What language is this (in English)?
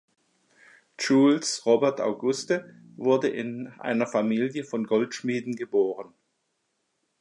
German